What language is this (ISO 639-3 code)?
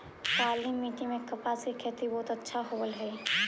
mag